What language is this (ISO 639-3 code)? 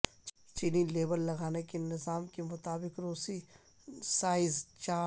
urd